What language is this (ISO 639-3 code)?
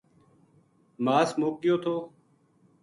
gju